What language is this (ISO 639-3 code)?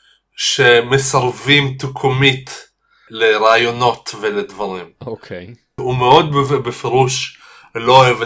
heb